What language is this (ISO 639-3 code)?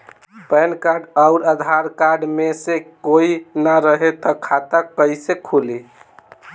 bho